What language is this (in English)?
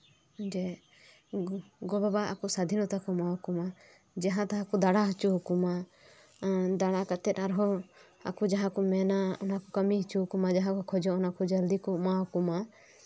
Santali